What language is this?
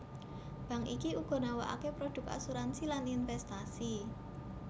Javanese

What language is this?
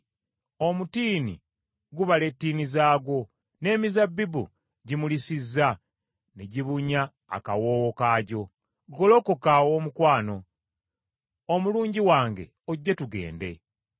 Ganda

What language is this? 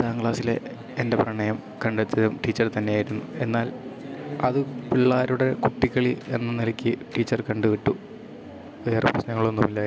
Malayalam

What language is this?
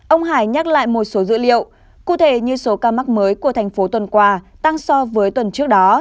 Vietnamese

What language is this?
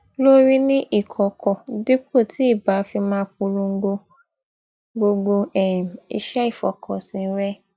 Yoruba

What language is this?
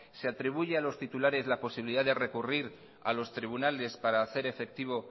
Spanish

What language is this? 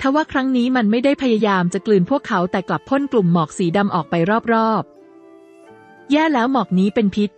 Thai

